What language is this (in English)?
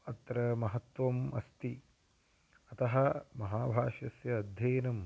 Sanskrit